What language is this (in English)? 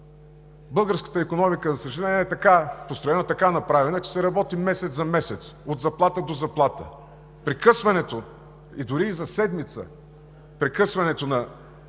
Bulgarian